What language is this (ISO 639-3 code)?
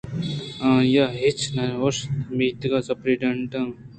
bgp